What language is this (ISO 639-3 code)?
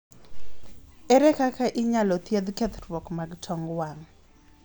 luo